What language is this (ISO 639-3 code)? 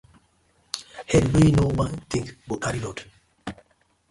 pcm